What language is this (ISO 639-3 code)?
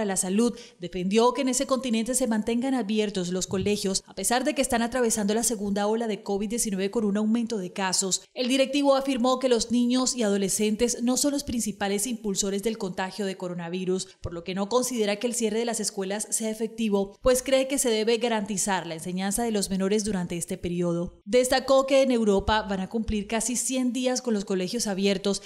spa